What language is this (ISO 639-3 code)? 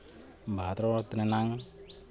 sat